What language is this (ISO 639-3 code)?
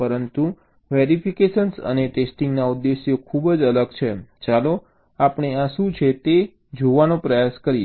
guj